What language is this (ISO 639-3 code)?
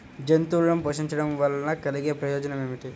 tel